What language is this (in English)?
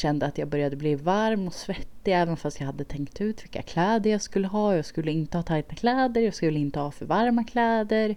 Swedish